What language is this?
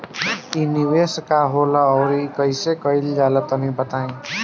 Bhojpuri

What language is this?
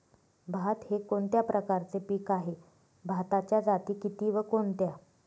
Marathi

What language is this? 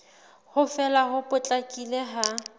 Southern Sotho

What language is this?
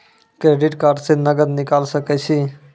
Maithili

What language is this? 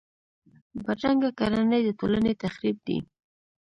Pashto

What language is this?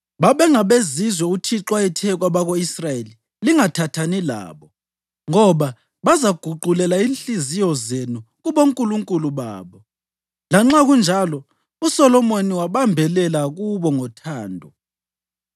North Ndebele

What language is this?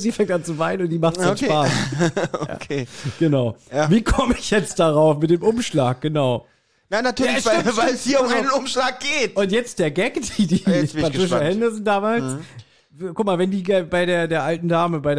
German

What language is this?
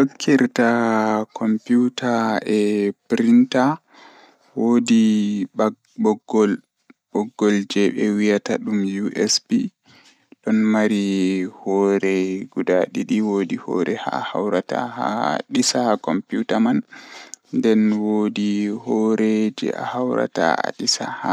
Fula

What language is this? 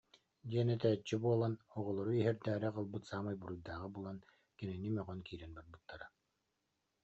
Yakut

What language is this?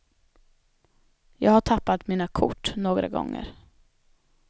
Swedish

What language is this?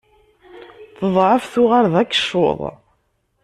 Kabyle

